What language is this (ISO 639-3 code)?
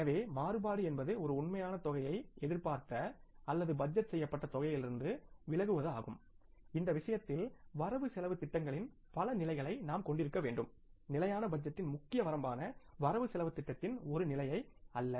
tam